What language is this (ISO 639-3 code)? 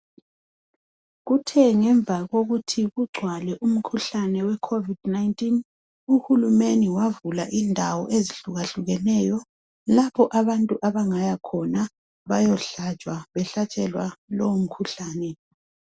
nde